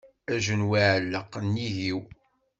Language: Kabyle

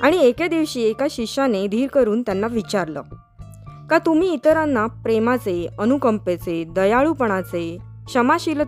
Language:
Marathi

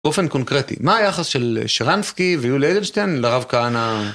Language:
Hebrew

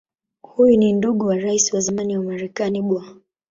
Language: Swahili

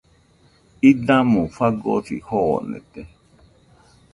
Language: Nüpode Huitoto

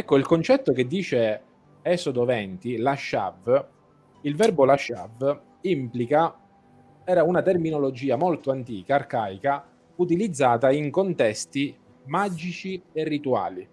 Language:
Italian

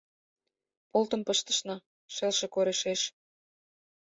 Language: Mari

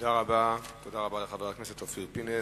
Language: Hebrew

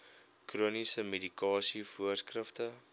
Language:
Afrikaans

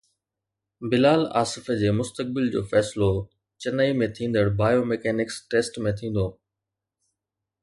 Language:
Sindhi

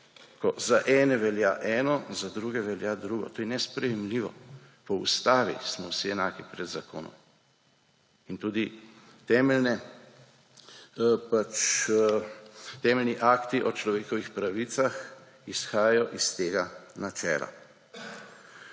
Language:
Slovenian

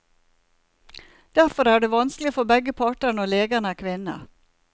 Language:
Norwegian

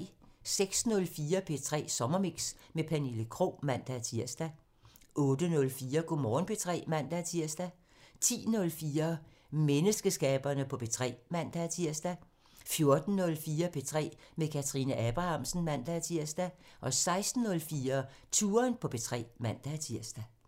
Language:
Danish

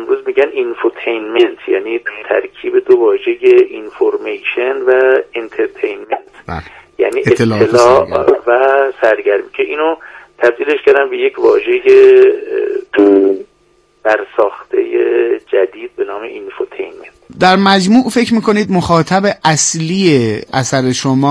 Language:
Persian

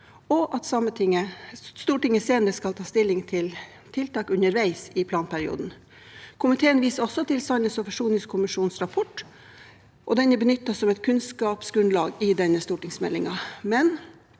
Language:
Norwegian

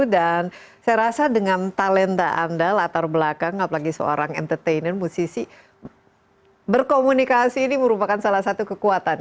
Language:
Indonesian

